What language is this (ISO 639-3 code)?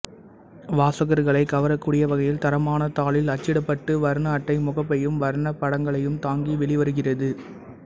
tam